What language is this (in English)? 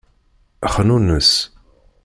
Kabyle